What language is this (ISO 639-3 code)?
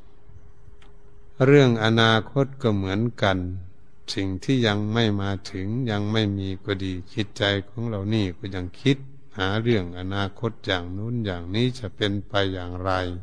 tha